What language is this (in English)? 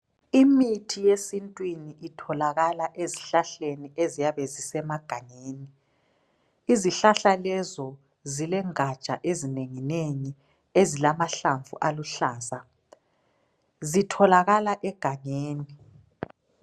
North Ndebele